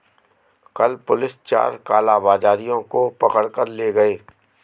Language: Hindi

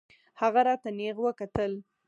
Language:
Pashto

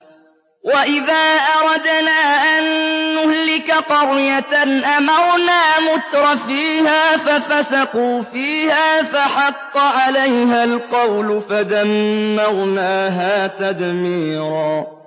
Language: Arabic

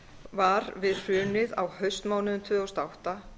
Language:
Icelandic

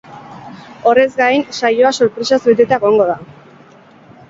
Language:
Basque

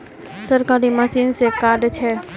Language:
Magahi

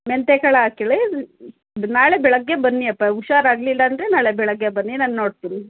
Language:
Kannada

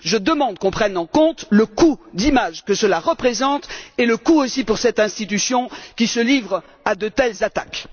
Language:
French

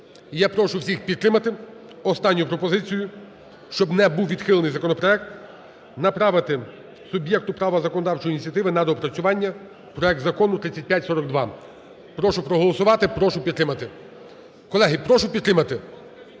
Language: Ukrainian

